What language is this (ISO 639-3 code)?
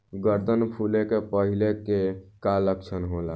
bho